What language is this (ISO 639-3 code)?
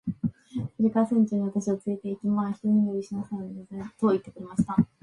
jpn